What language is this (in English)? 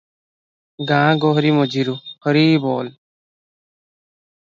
Odia